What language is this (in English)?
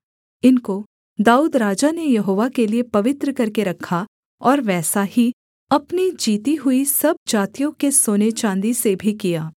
Hindi